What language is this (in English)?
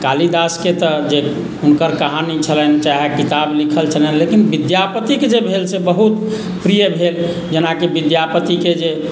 Maithili